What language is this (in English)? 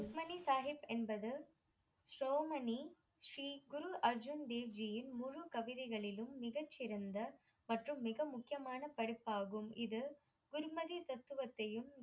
Tamil